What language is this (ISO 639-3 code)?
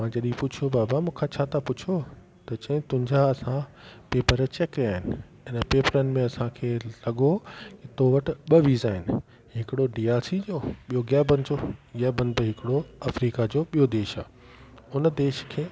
snd